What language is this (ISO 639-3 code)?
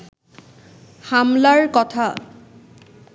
ben